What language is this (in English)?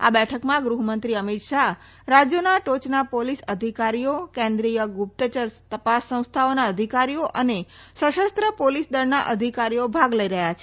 Gujarati